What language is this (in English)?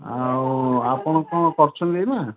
Odia